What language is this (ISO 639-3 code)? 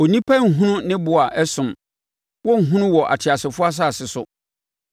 aka